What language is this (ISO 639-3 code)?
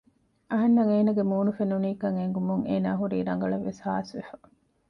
div